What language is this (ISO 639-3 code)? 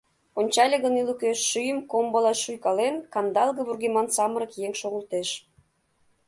chm